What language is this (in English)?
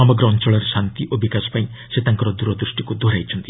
Odia